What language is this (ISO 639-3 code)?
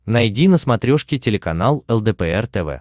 rus